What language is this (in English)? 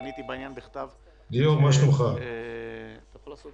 Hebrew